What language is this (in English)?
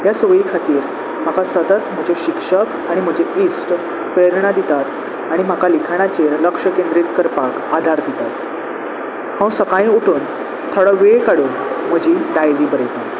Konkani